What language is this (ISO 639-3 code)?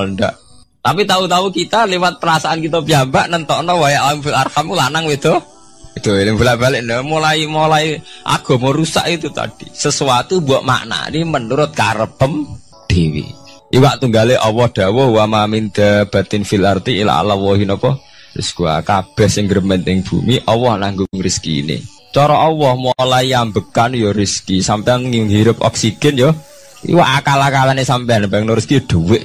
ind